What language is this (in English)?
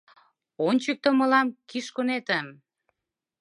Mari